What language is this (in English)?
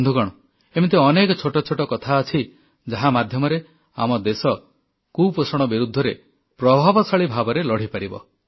Odia